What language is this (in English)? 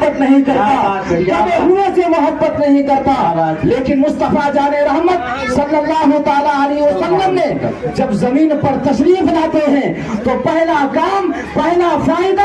Urdu